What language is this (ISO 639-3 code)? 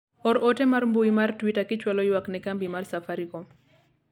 luo